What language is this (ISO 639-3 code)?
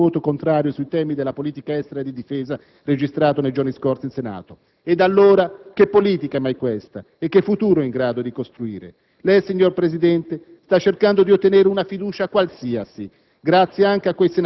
ita